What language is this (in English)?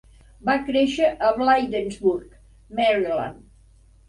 Catalan